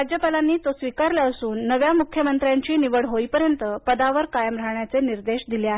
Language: Marathi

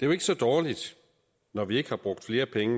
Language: Danish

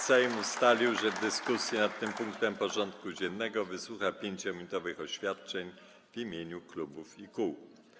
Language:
Polish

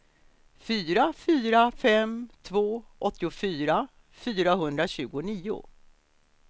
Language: Swedish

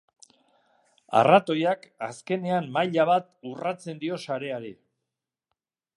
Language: Basque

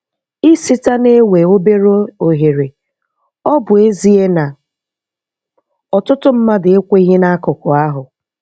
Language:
Igbo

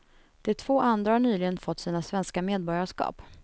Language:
Swedish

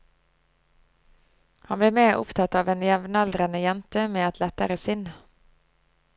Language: Norwegian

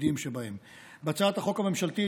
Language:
Hebrew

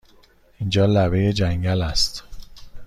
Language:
Persian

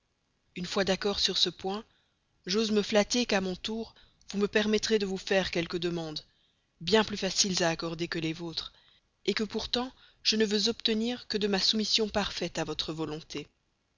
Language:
French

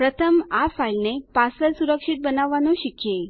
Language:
Gujarati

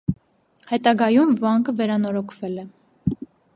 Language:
Armenian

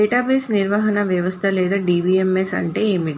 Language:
Telugu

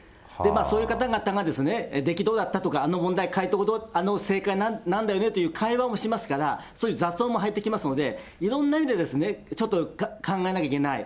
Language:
Japanese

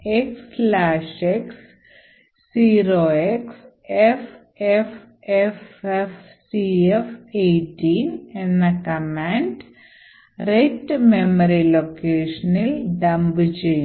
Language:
Malayalam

